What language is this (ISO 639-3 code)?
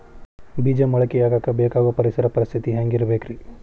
kan